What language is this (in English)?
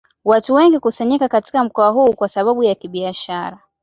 Swahili